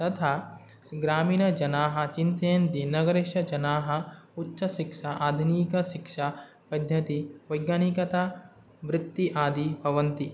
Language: Sanskrit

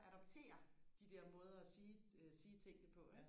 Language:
Danish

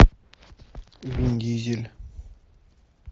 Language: Russian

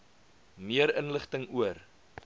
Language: Afrikaans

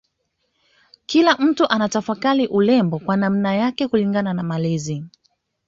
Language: Swahili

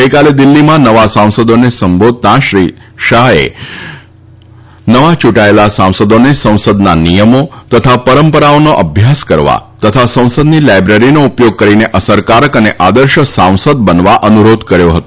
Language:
Gujarati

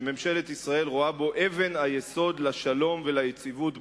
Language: Hebrew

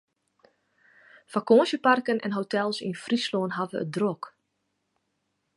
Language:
Western Frisian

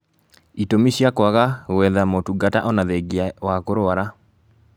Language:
Kikuyu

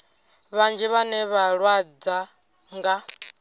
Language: Venda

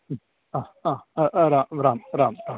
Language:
Sanskrit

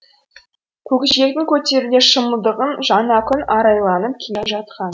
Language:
Kazakh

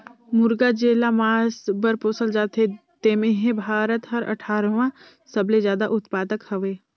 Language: Chhattisgarhi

